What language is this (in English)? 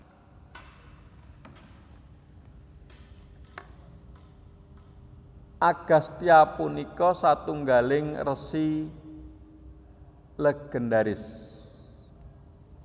Javanese